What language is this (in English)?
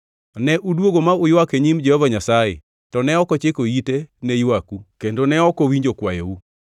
Luo (Kenya and Tanzania)